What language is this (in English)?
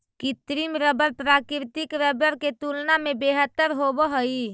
Magahi